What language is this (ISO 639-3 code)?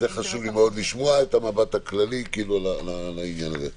heb